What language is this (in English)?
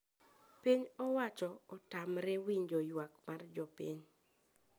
Luo (Kenya and Tanzania)